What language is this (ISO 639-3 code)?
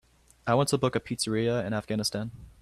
eng